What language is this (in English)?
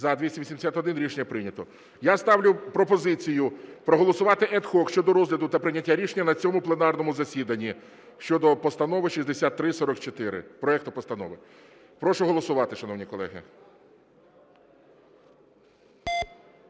Ukrainian